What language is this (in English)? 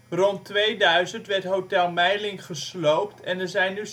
Dutch